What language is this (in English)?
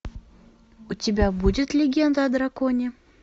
Russian